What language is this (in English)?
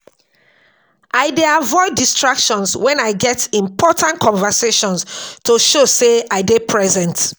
Nigerian Pidgin